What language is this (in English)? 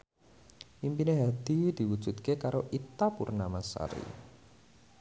Javanese